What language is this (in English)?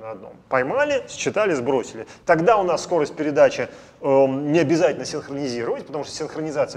Russian